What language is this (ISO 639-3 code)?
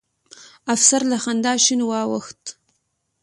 pus